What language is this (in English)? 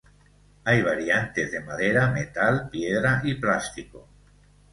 Spanish